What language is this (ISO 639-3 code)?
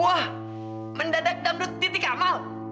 ind